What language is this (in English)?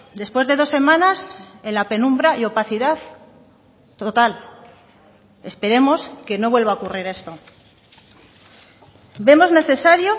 Spanish